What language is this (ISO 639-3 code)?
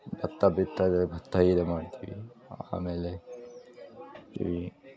kan